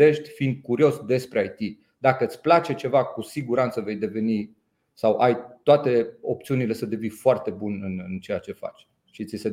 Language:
Romanian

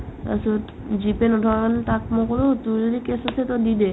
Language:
Assamese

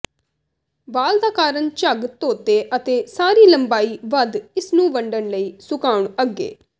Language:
Punjabi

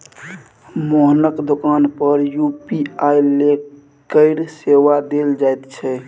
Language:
Maithili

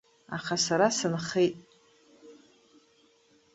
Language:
Abkhazian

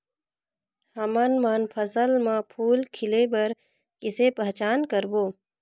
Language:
Chhattisgarhi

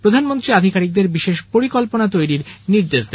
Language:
Bangla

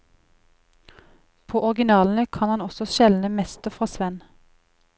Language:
Norwegian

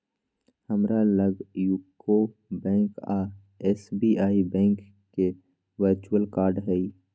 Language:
Magahi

